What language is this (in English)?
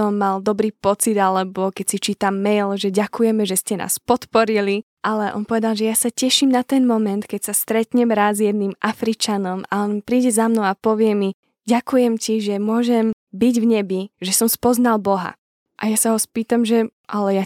Slovak